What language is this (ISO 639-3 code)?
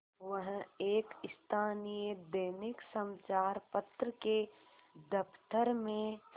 hin